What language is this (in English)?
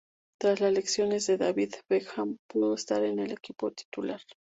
Spanish